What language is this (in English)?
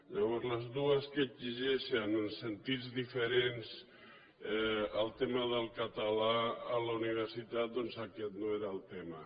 Catalan